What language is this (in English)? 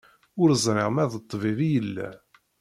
Kabyle